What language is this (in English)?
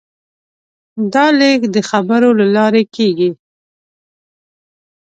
Pashto